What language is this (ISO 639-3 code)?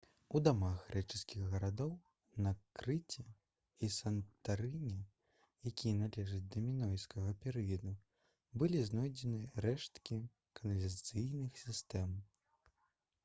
bel